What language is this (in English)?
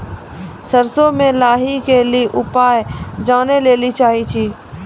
Maithili